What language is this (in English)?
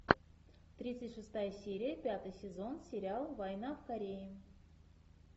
Russian